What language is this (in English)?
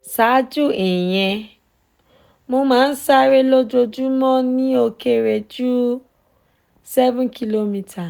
Yoruba